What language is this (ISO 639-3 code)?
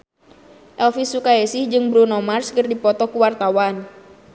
sun